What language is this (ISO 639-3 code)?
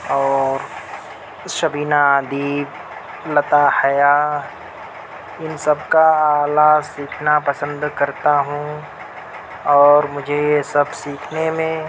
urd